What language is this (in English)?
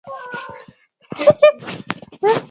Swahili